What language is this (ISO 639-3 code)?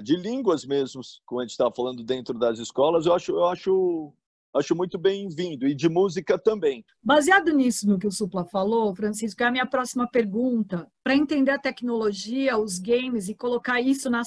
por